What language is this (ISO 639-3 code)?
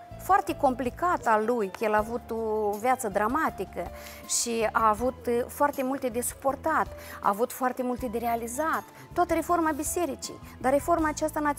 ron